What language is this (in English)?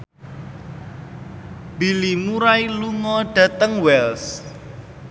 Javanese